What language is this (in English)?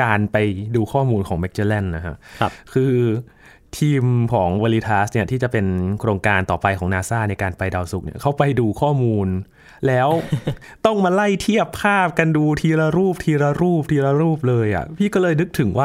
Thai